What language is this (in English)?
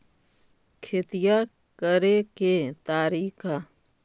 Magahi